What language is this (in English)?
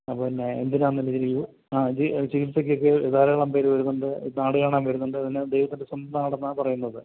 Malayalam